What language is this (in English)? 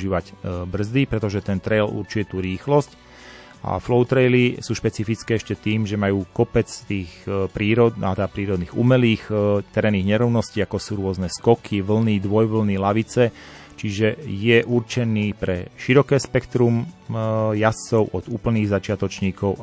Slovak